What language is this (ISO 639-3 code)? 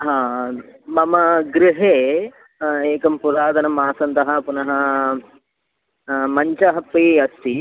san